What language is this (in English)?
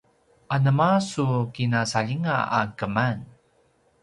Paiwan